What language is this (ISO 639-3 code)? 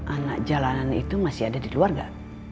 ind